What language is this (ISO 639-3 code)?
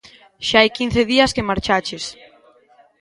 glg